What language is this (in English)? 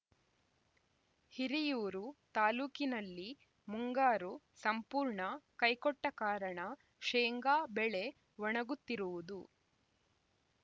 Kannada